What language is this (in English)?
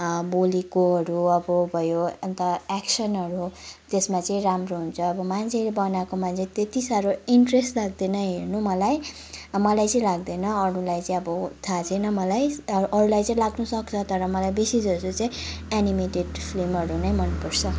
Nepali